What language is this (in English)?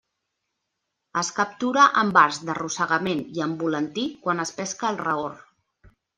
Catalan